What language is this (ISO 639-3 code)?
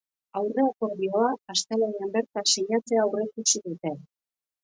eus